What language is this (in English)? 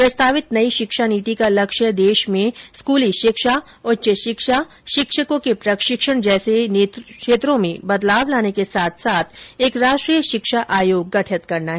Hindi